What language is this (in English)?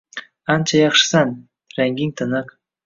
Uzbek